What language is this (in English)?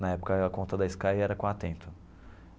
Portuguese